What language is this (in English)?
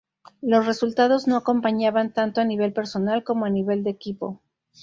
Spanish